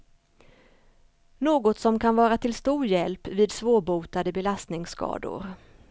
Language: Swedish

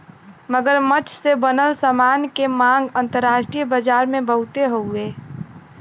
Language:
Bhojpuri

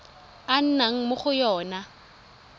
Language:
Tswana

